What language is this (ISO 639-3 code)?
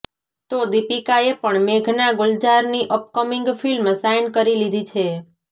guj